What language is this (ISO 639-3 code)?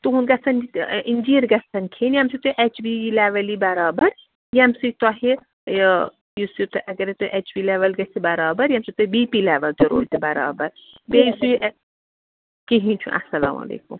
kas